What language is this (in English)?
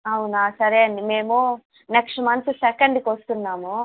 Telugu